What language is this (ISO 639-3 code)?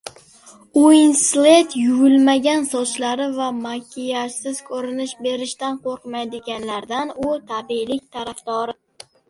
uzb